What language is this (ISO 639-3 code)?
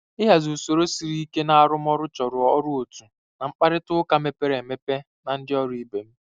ibo